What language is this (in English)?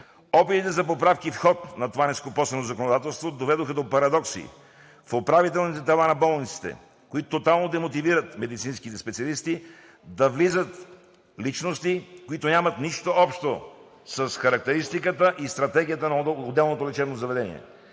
Bulgarian